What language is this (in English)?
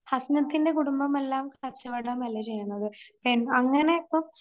Malayalam